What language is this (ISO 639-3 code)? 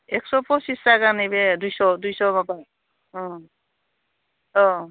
brx